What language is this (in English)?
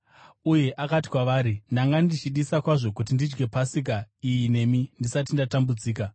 Shona